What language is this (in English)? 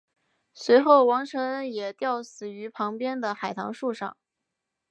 Chinese